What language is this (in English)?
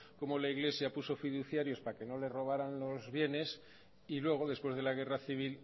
Spanish